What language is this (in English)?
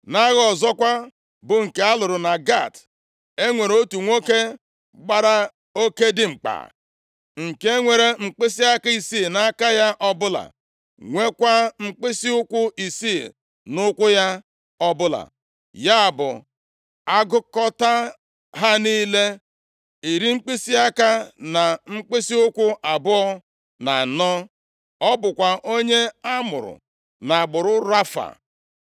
Igbo